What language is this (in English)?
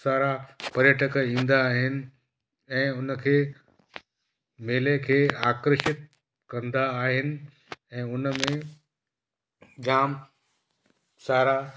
Sindhi